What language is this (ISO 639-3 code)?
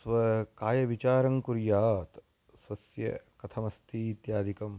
san